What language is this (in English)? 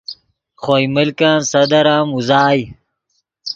Yidgha